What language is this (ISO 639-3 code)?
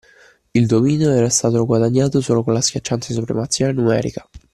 ita